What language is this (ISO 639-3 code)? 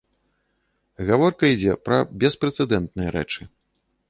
bel